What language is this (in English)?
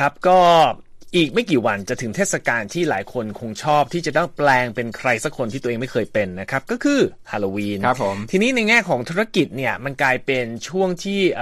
Thai